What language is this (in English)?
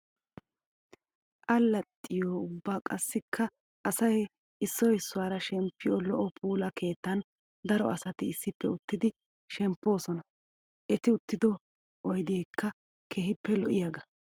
Wolaytta